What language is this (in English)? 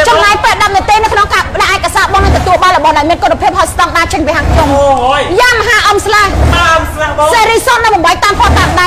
Thai